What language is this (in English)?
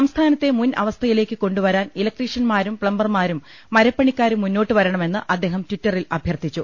Malayalam